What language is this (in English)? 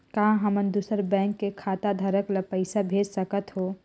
Chhattisgarhi